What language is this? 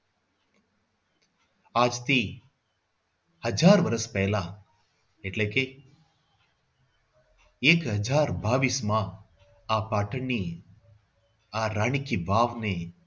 Gujarati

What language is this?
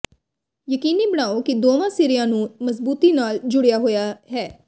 Punjabi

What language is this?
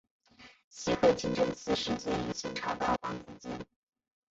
Chinese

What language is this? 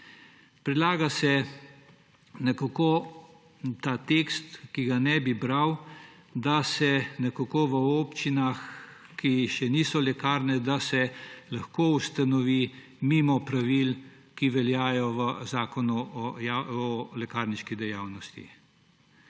Slovenian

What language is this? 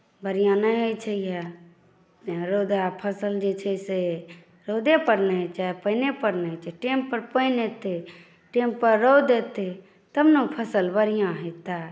Maithili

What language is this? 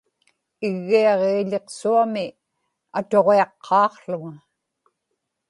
Inupiaq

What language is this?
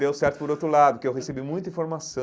Portuguese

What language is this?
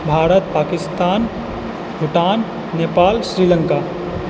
Maithili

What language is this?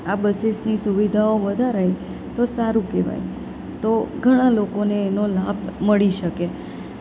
Gujarati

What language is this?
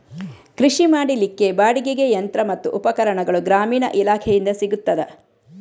Kannada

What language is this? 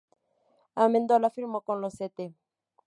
Spanish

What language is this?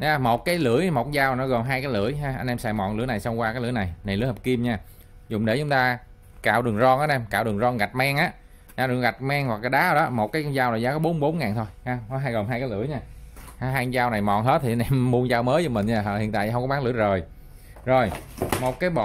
Vietnamese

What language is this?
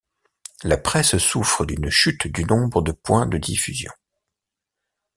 French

